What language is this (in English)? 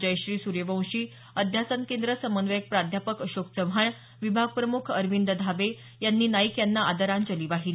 Marathi